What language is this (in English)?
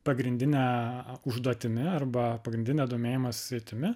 Lithuanian